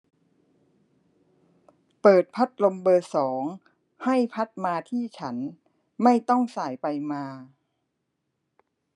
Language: Thai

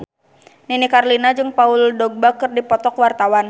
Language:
Sundanese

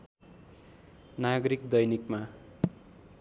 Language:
Nepali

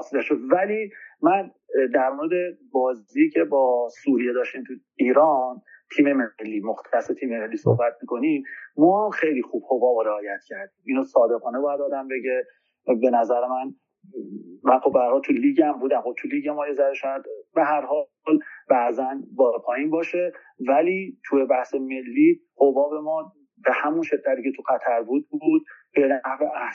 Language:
Persian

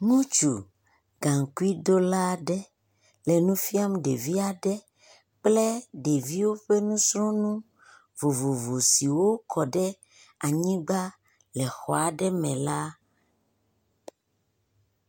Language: Ewe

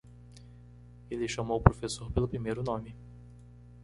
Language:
Portuguese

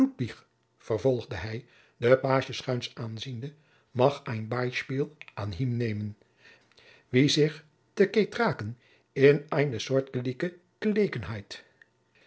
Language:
Dutch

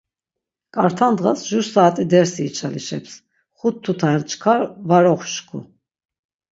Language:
Laz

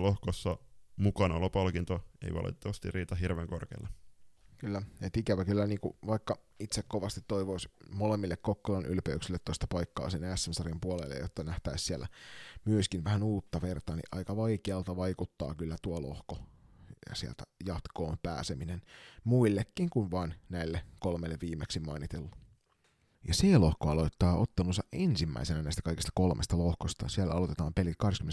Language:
Finnish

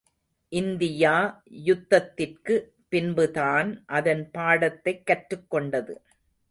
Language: Tamil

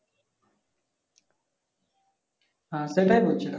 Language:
Bangla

